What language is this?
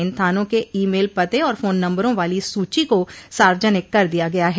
Hindi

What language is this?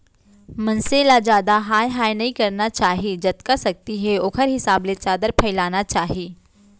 Chhattisgarhi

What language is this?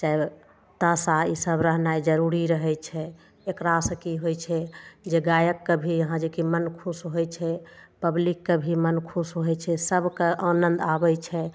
Maithili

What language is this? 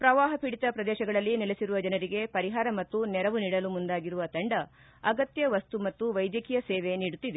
Kannada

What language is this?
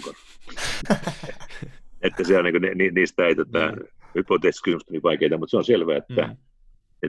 Finnish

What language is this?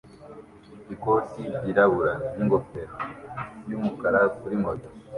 Kinyarwanda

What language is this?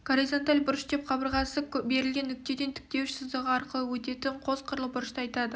Kazakh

